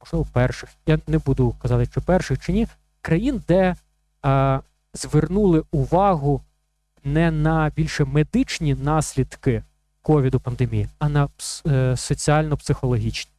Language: Ukrainian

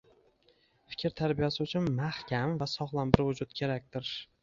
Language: Uzbek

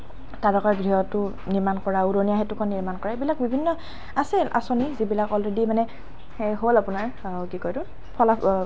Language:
Assamese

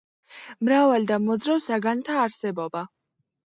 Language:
Georgian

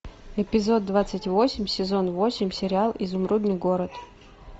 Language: Russian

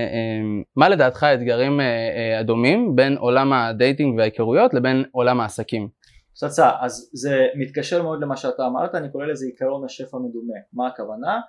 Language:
Hebrew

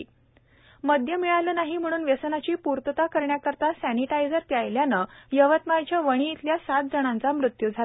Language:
Marathi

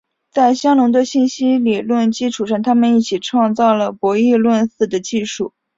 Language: Chinese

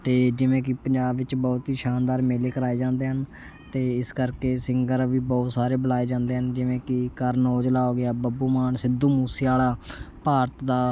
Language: Punjabi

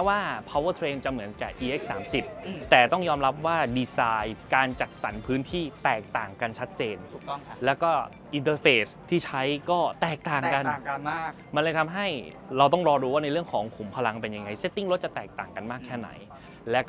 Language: Thai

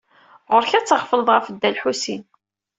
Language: Kabyle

